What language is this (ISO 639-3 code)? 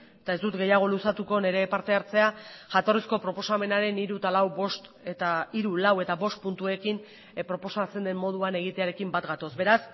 eus